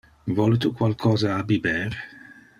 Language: Interlingua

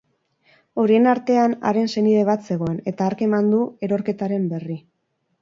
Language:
Basque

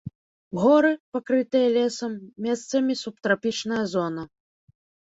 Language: Belarusian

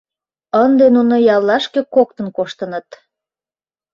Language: Mari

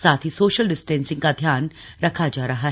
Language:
Hindi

